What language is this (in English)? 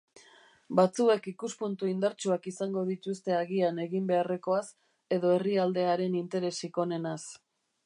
Basque